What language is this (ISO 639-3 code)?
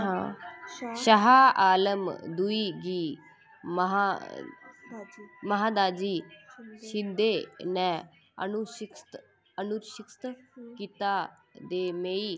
doi